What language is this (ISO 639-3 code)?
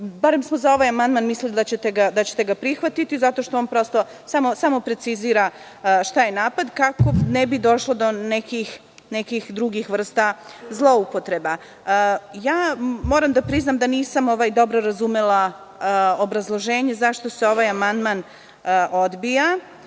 srp